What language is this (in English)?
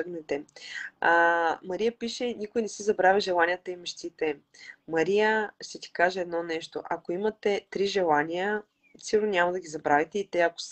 Bulgarian